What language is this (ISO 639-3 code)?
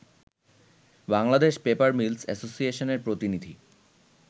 ben